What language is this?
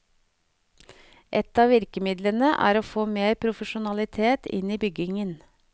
Norwegian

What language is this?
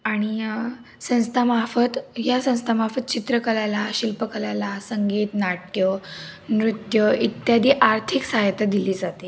Marathi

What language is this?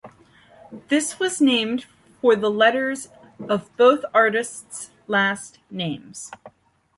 English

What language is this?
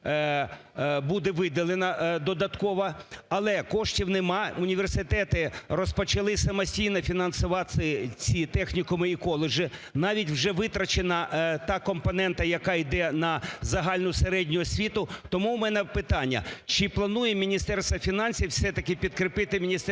Ukrainian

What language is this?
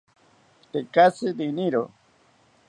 South Ucayali Ashéninka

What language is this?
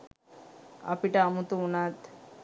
Sinhala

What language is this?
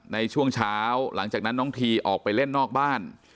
Thai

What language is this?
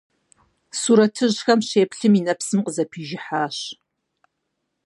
Kabardian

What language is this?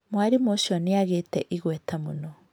Kikuyu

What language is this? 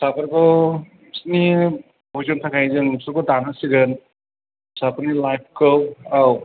Bodo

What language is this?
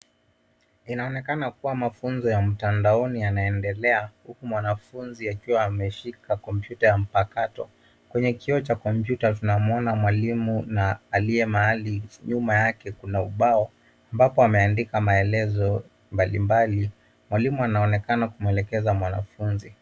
Swahili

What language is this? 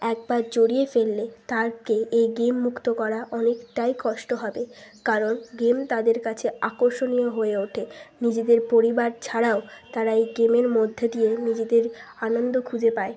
Bangla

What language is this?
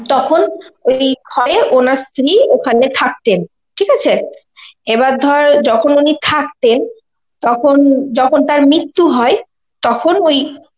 Bangla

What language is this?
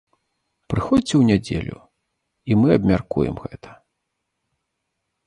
Belarusian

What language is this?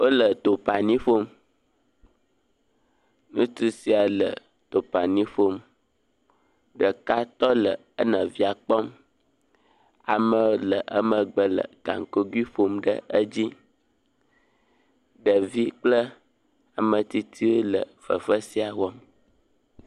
Ewe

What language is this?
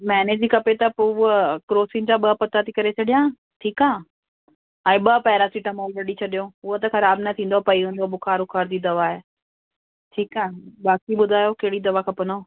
Sindhi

